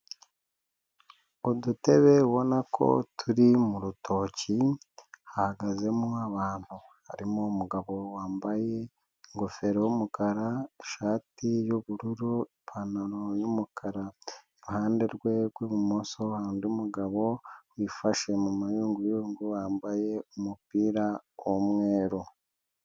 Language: Kinyarwanda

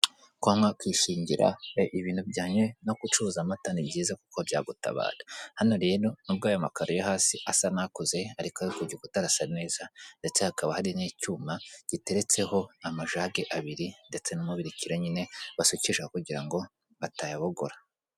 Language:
Kinyarwanda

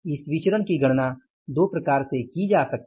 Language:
Hindi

